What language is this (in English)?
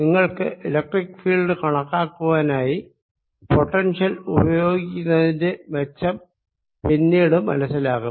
Malayalam